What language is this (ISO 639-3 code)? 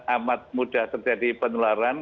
ind